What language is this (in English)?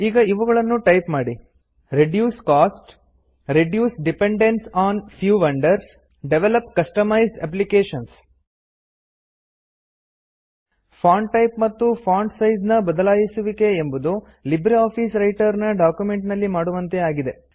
Kannada